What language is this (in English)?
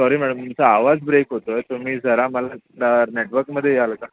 Marathi